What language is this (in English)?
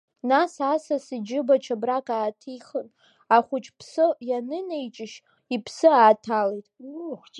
Abkhazian